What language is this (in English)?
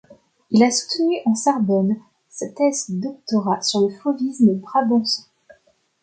French